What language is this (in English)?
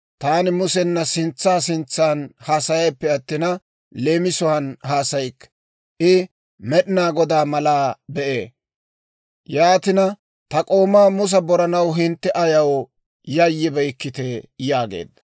Dawro